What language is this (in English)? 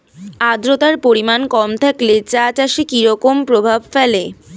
Bangla